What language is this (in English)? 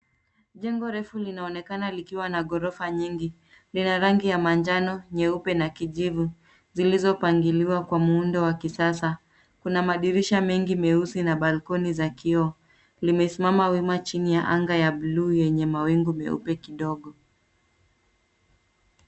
Swahili